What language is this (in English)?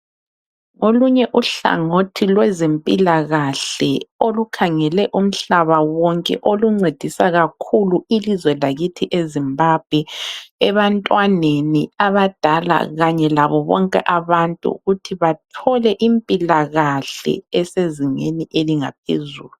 North Ndebele